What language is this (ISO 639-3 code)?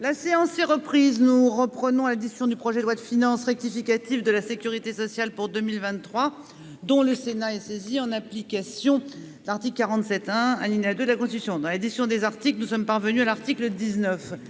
fra